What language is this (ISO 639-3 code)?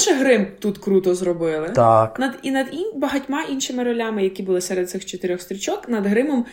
ukr